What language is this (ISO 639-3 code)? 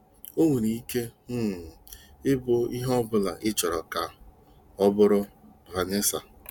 ibo